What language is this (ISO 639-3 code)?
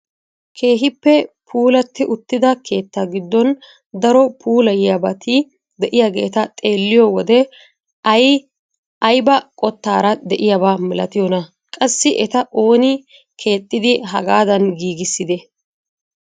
wal